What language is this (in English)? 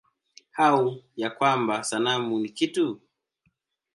Swahili